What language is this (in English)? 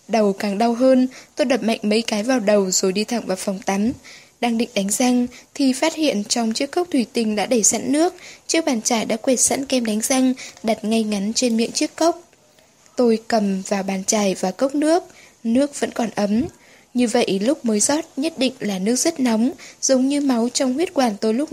Vietnamese